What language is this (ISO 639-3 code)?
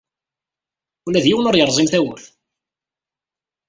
kab